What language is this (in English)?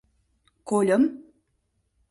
Mari